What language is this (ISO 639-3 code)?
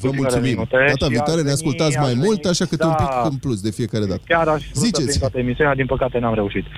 ron